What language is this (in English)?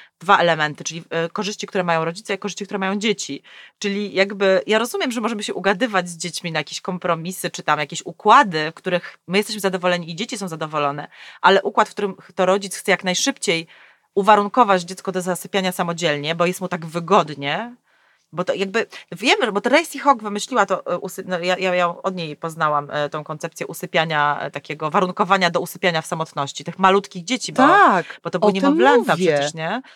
Polish